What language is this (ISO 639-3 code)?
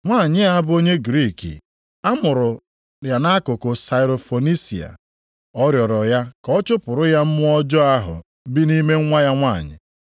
ibo